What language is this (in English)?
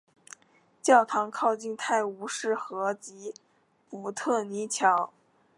Chinese